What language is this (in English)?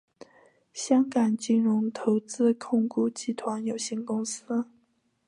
Chinese